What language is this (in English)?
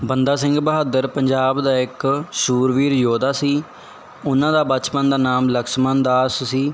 Punjabi